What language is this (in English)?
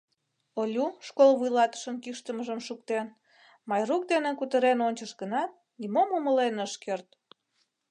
Mari